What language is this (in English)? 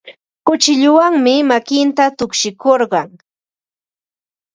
Ambo-Pasco Quechua